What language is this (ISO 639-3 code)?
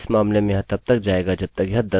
hin